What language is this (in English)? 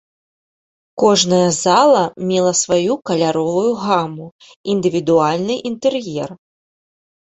Belarusian